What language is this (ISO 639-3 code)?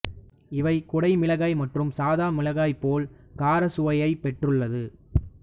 tam